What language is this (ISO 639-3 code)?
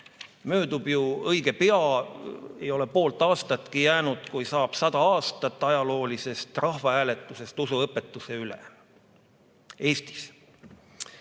est